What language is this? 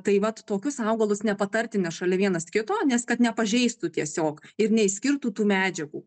Lithuanian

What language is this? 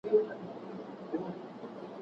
Pashto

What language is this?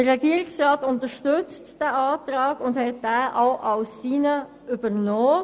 Swiss German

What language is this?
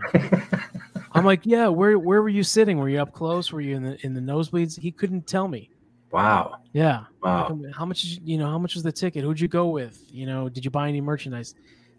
English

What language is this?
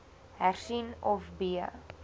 Afrikaans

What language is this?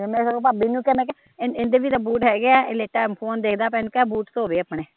Punjabi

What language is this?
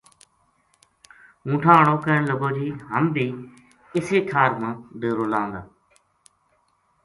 Gujari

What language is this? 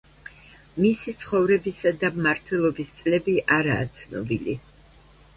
Georgian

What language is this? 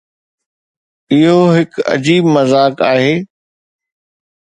Sindhi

